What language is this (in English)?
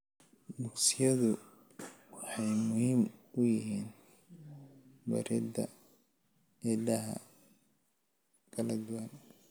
Somali